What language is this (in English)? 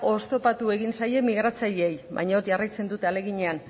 Basque